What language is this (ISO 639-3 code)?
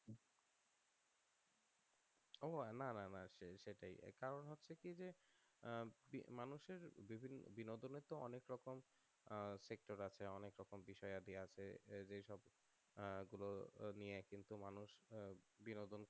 ben